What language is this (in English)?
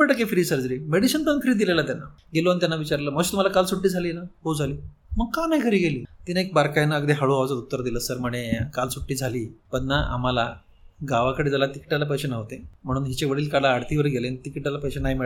Marathi